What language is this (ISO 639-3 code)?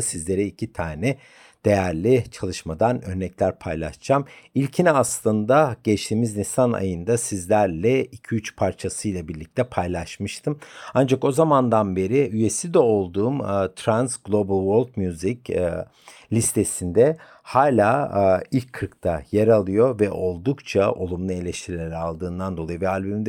tur